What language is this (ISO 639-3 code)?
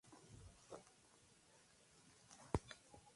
spa